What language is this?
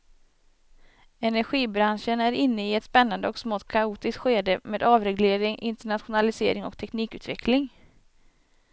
Swedish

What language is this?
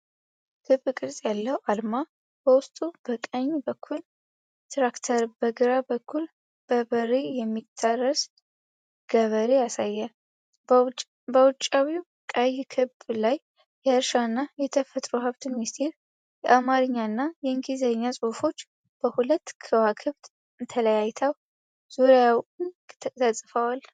Amharic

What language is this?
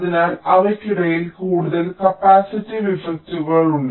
Malayalam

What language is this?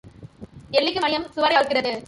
Tamil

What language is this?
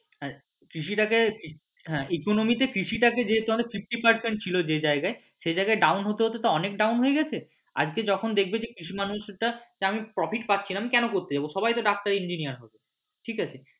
Bangla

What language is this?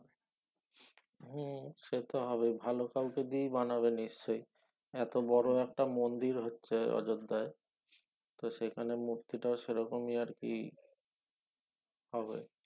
Bangla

